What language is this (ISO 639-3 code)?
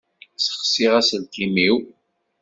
kab